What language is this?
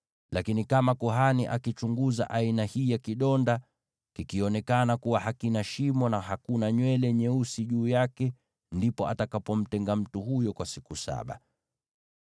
Swahili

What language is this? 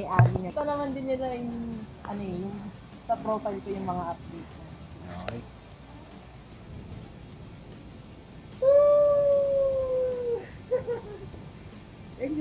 Filipino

